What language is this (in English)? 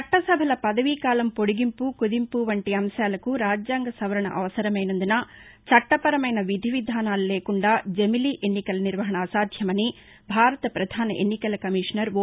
Telugu